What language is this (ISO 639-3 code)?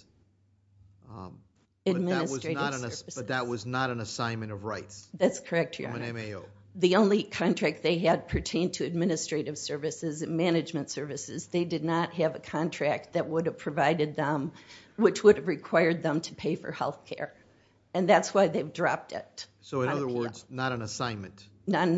eng